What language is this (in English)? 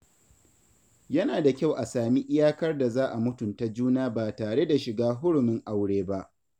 Hausa